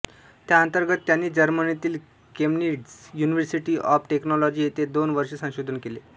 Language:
Marathi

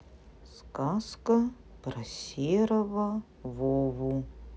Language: Russian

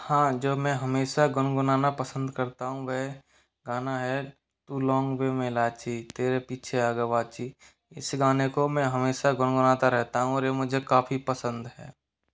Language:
Hindi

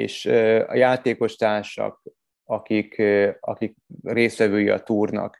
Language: Hungarian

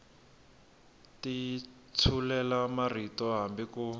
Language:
Tsonga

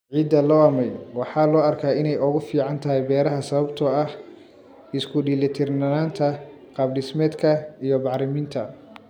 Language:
Somali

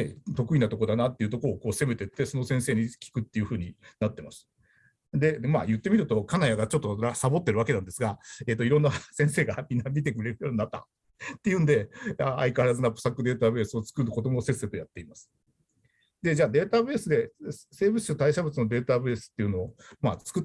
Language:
Japanese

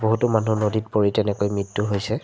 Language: Assamese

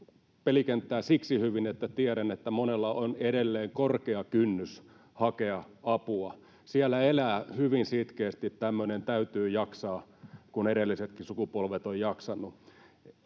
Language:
Finnish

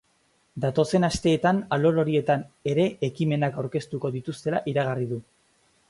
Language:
Basque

